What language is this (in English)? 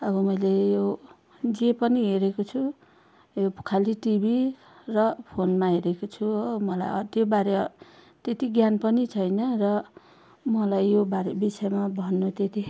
Nepali